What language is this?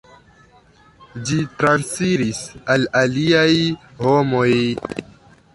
Esperanto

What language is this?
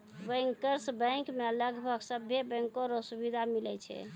Maithili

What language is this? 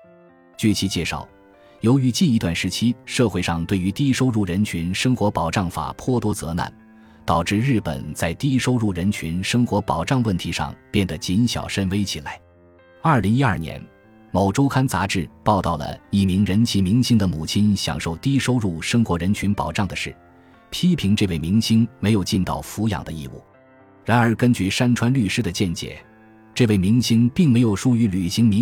Chinese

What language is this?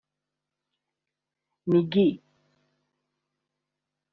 Kinyarwanda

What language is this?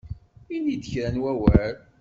Kabyle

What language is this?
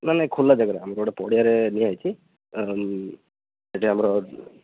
Odia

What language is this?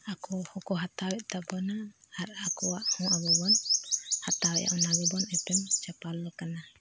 Santali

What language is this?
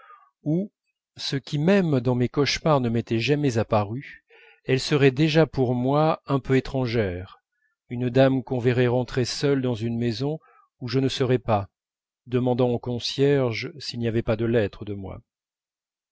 French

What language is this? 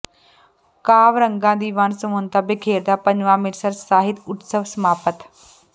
Punjabi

